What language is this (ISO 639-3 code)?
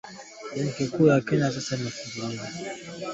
swa